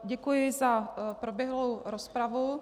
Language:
Czech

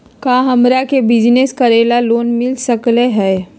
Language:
Magahi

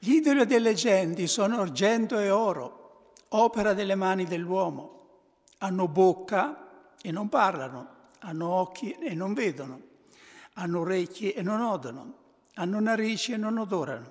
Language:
Italian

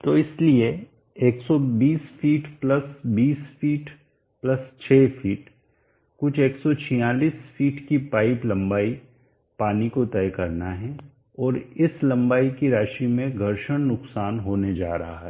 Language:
Hindi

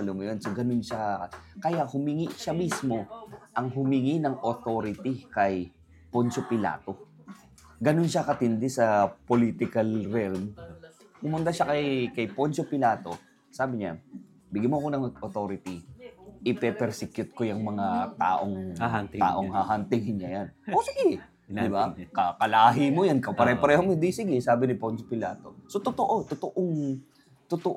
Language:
Filipino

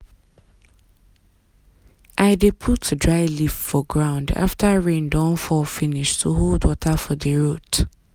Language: Nigerian Pidgin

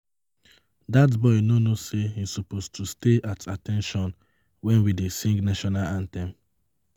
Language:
Nigerian Pidgin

